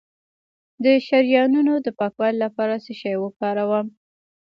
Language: Pashto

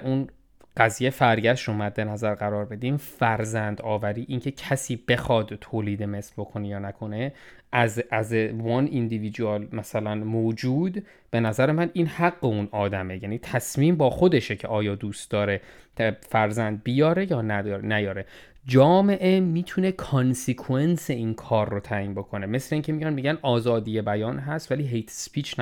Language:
Persian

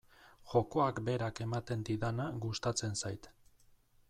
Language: Basque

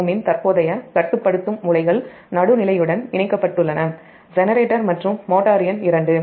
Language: Tamil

